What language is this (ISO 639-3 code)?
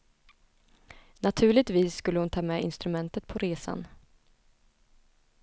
swe